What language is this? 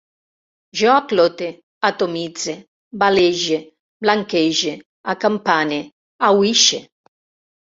Catalan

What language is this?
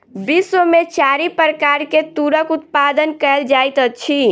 Maithili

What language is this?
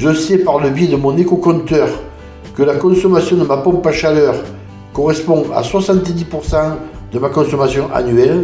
French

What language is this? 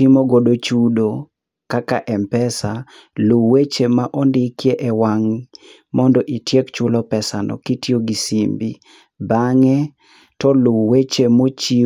Luo (Kenya and Tanzania)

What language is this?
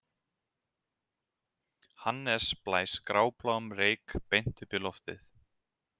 Icelandic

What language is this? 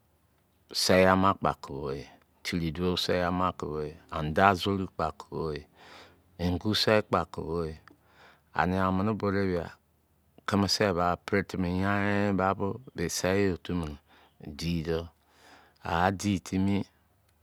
Izon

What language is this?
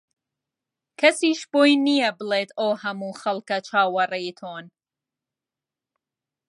Central Kurdish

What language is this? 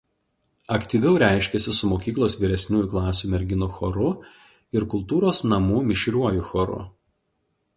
Lithuanian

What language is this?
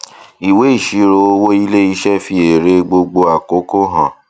Yoruba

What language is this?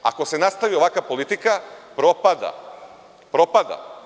Serbian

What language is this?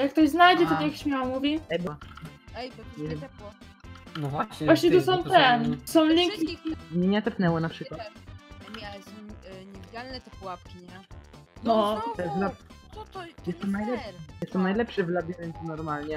Polish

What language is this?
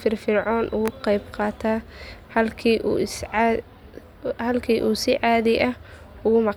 Somali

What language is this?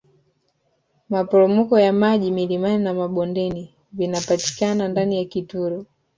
Swahili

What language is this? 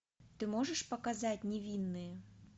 Russian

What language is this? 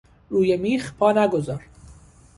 Persian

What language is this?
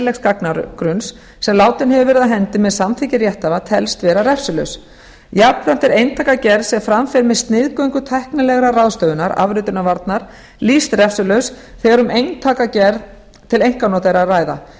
Icelandic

